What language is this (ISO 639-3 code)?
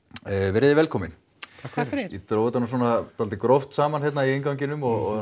isl